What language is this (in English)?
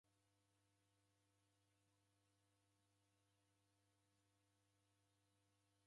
Taita